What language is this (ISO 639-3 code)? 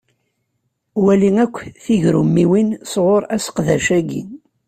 kab